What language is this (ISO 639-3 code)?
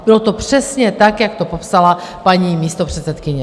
ces